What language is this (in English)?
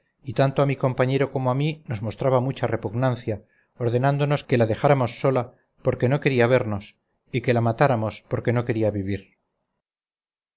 Spanish